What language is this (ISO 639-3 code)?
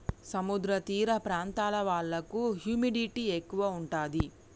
tel